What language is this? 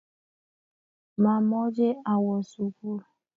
Kalenjin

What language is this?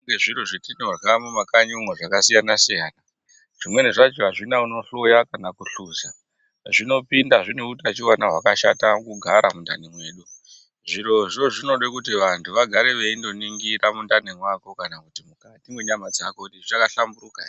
Ndau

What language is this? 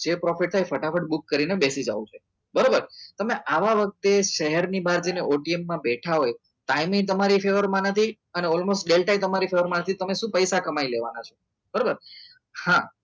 Gujarati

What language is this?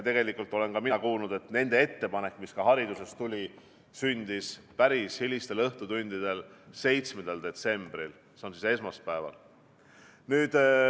Estonian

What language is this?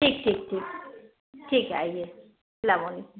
Urdu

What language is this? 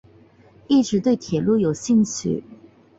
Chinese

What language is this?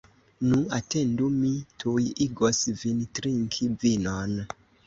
Esperanto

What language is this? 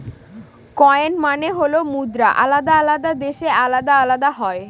Bangla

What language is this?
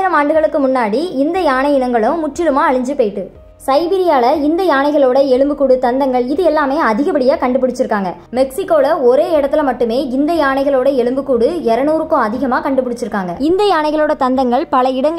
Arabic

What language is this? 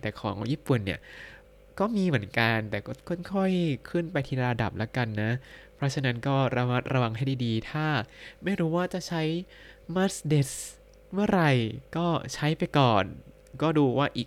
Thai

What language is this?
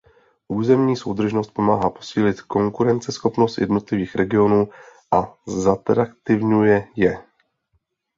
Czech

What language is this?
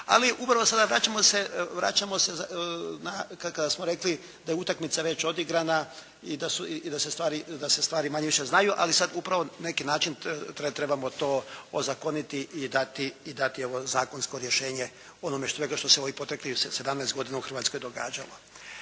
Croatian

